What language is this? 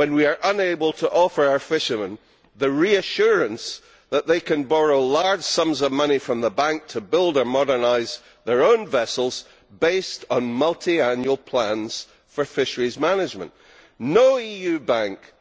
English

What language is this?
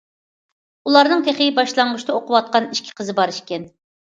Uyghur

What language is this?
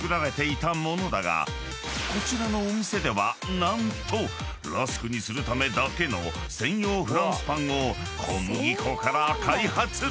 Japanese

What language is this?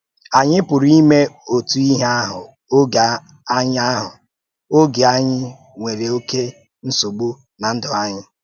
Igbo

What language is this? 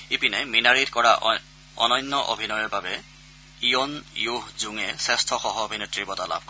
Assamese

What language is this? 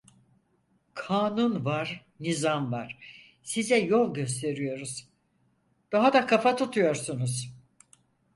Turkish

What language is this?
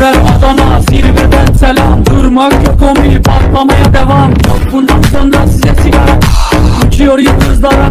Romanian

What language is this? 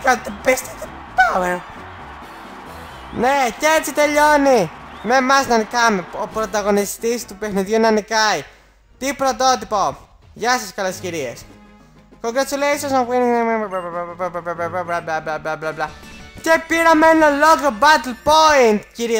Greek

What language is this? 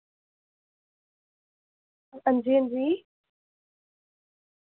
Dogri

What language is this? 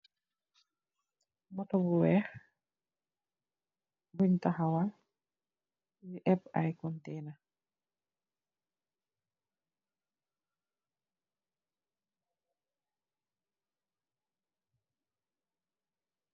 Wolof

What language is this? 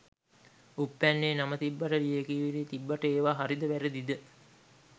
Sinhala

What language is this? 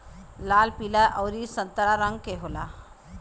Bhojpuri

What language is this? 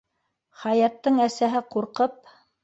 Bashkir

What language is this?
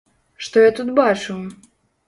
Belarusian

